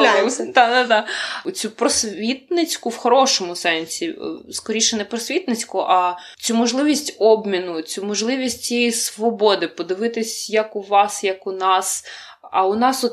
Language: Ukrainian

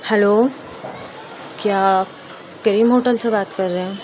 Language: Urdu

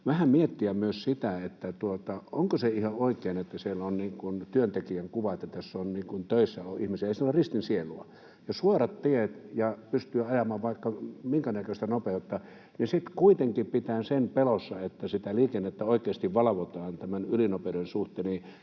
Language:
Finnish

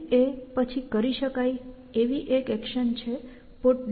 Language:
Gujarati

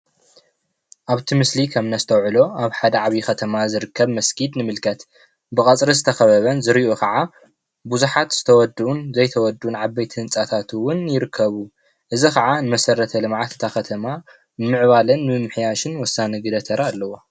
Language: Tigrinya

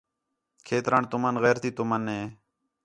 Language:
Khetrani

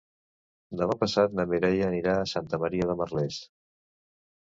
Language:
Catalan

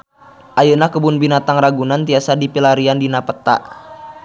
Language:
Sundanese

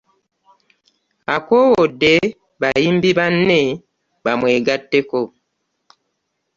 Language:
Ganda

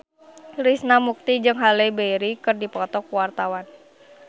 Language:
Sundanese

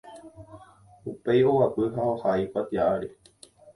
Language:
Guarani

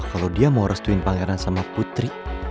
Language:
Indonesian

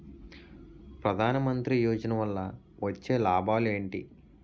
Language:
Telugu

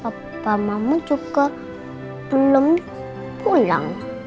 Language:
Indonesian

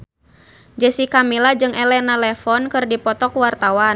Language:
Sundanese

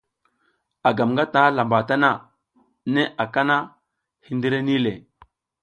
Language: South Giziga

